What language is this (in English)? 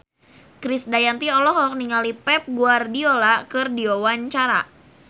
Sundanese